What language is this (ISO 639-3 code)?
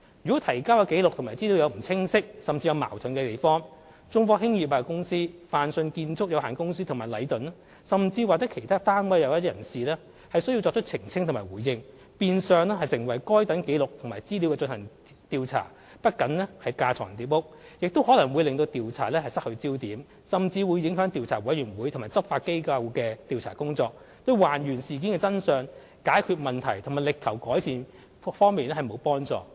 yue